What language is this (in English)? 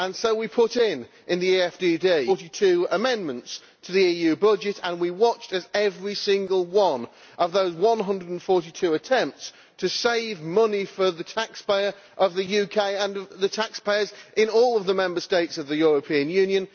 English